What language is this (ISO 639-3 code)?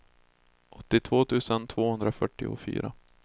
swe